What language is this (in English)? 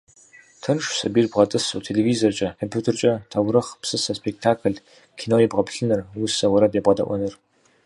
Kabardian